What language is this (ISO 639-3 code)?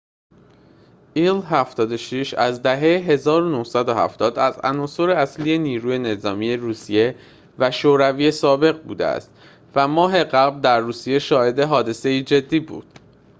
fas